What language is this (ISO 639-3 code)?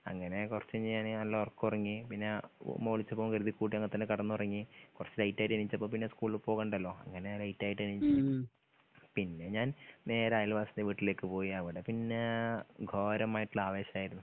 mal